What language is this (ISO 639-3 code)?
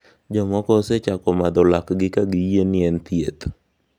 luo